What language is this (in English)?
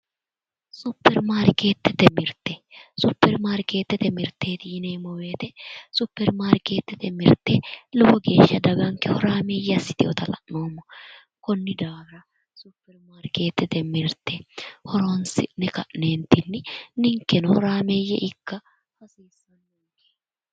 Sidamo